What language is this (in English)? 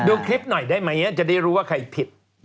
Thai